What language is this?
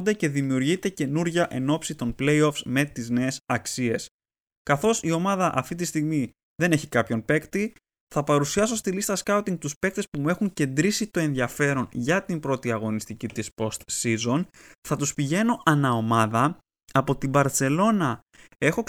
Greek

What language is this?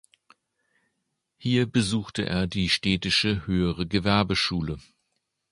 German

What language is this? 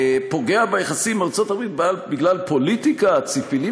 Hebrew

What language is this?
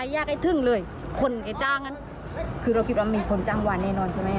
Thai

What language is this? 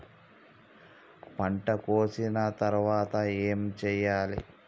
Telugu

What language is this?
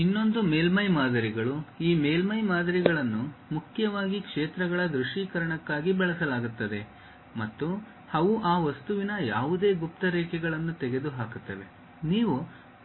Kannada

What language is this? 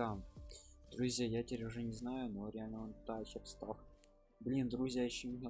Russian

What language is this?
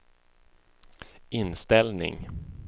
Swedish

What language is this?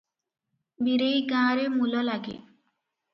Odia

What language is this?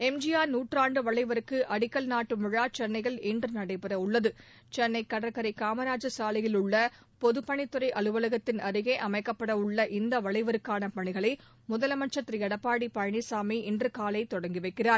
Tamil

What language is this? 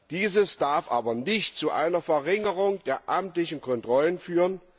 German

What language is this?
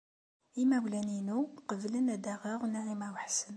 Kabyle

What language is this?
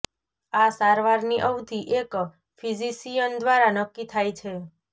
Gujarati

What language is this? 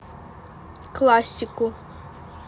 Russian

